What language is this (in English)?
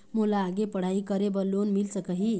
Chhattisgarhi